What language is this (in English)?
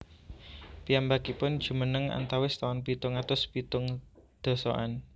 Javanese